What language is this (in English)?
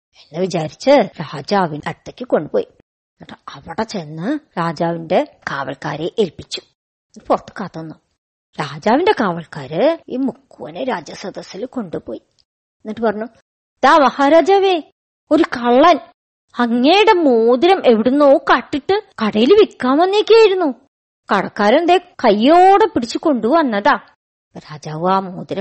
Malayalam